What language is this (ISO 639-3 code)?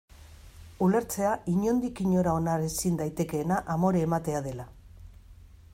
eus